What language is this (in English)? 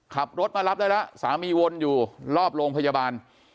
Thai